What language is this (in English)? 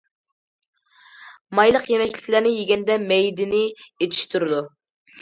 Uyghur